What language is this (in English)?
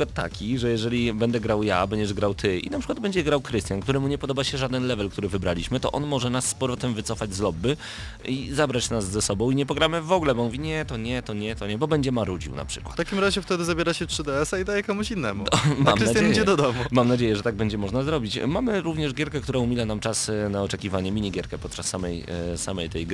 Polish